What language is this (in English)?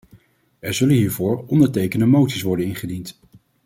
Dutch